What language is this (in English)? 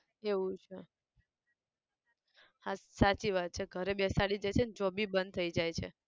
Gujarati